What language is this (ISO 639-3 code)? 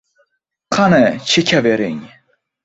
uzb